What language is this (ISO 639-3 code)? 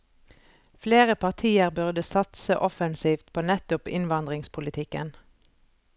nor